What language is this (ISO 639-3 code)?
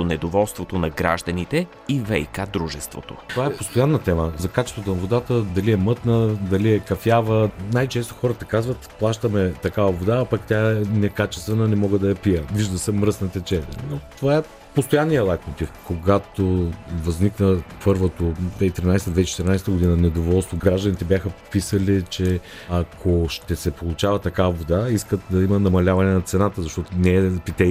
bul